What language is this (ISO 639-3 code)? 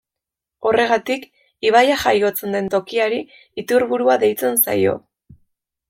eus